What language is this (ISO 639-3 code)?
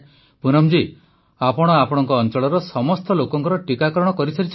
ori